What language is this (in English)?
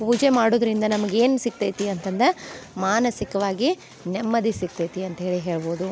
Kannada